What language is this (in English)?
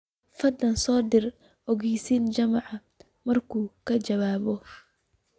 Somali